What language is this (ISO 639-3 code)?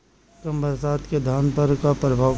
bho